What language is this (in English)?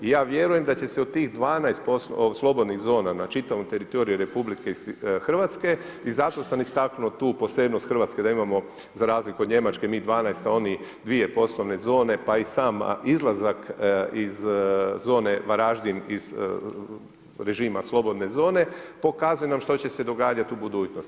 Croatian